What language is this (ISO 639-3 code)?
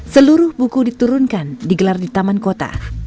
ind